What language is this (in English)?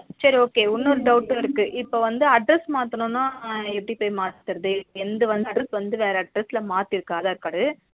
Tamil